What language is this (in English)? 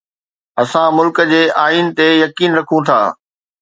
Sindhi